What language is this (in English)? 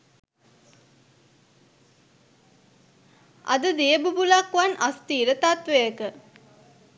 Sinhala